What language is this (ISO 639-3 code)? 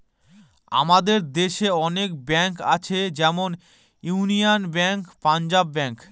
ben